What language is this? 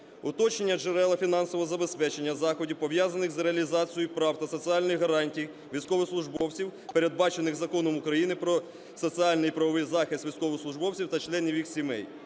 Ukrainian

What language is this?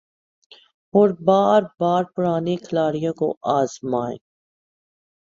Urdu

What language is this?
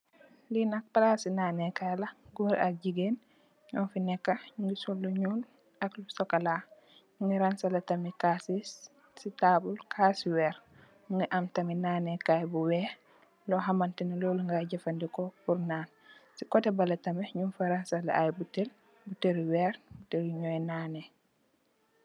Wolof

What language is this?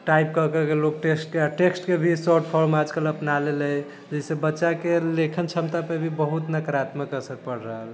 Maithili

